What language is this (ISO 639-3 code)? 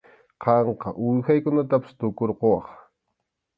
qxu